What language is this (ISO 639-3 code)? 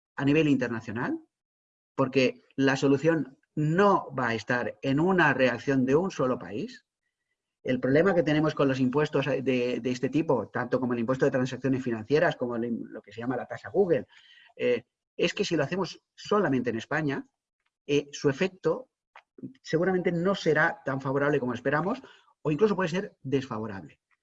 spa